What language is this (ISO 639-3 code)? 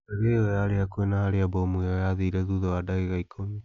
kik